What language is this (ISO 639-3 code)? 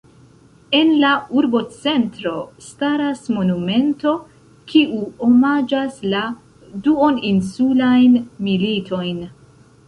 epo